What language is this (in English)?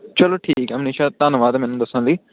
Punjabi